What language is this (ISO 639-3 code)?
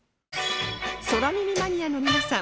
jpn